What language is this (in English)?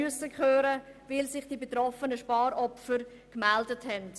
Swiss German